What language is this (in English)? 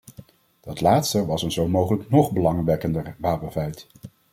Dutch